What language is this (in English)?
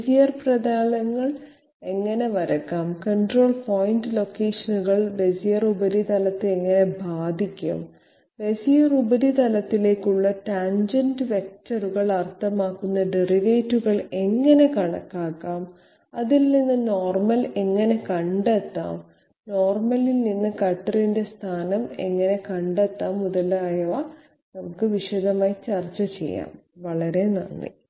Malayalam